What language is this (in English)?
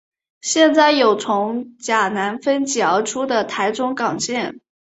Chinese